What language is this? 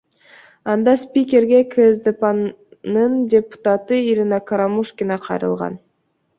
Kyrgyz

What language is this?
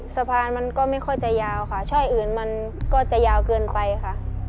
Thai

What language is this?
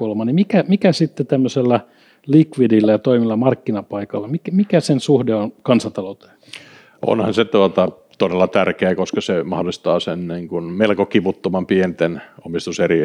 Finnish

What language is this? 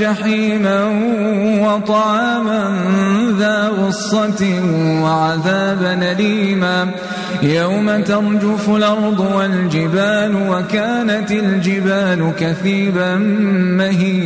Arabic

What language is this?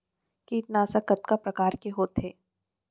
Chhattisgarhi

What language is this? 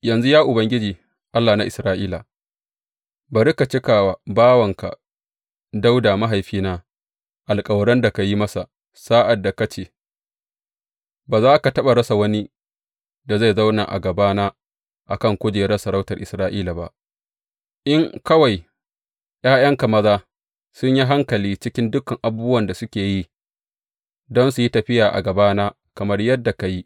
Hausa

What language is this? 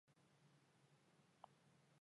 Kabardian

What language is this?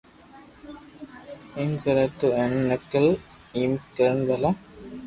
Loarki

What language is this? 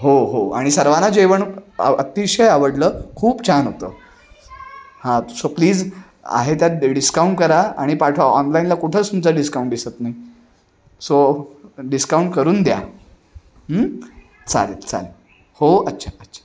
Marathi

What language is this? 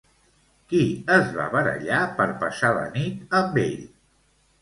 Catalan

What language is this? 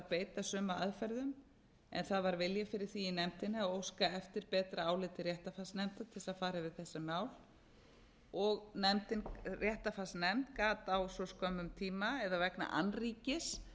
Icelandic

